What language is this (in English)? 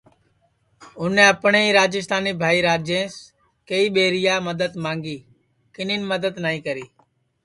Sansi